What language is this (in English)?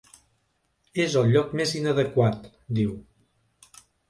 Catalan